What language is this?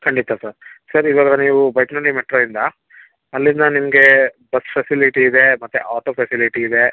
Kannada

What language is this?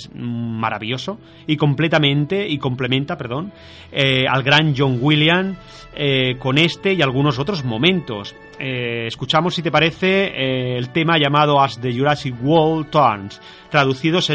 Spanish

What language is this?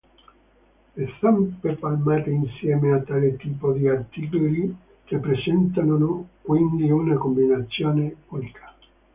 Italian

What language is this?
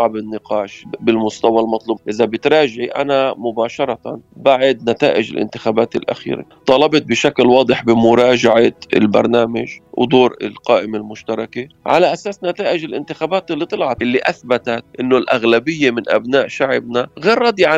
Arabic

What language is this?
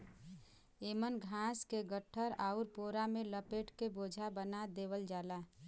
Bhojpuri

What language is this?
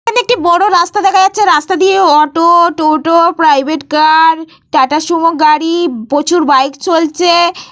Bangla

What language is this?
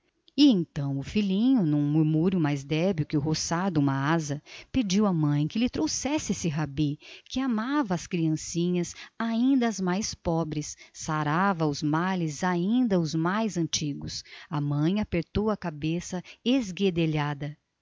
Portuguese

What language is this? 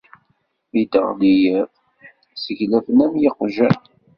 Kabyle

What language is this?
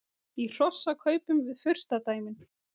Icelandic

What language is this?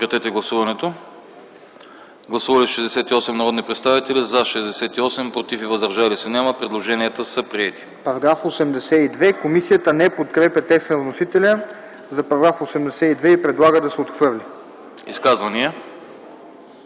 Bulgarian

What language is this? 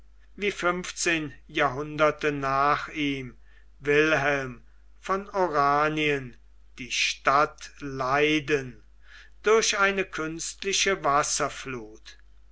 German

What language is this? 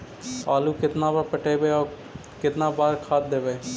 Magahi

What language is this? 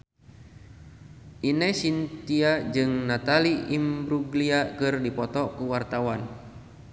Sundanese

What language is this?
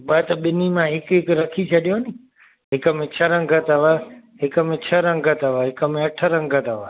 Sindhi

